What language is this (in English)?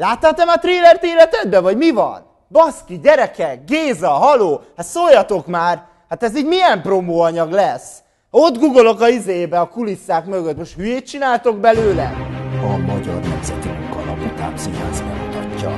Hungarian